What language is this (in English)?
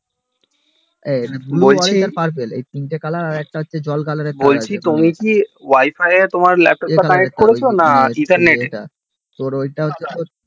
Bangla